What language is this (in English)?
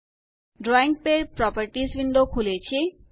Gujarati